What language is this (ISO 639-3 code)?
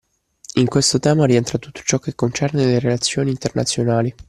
ita